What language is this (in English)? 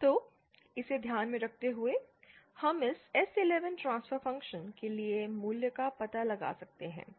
Hindi